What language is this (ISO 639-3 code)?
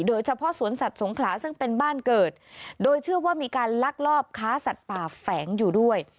tha